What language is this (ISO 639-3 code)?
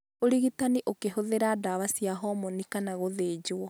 kik